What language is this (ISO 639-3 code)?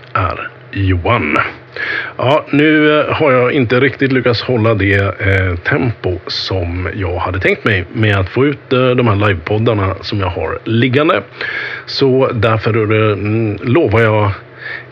swe